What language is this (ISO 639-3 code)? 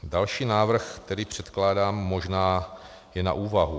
ces